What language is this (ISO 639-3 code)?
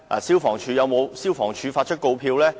yue